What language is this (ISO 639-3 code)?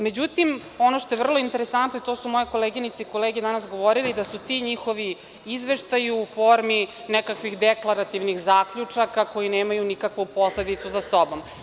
srp